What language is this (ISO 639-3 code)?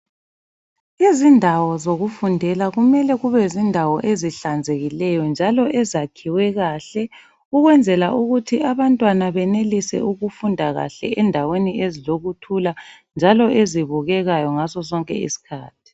nde